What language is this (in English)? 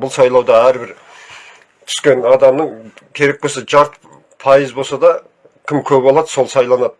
Turkish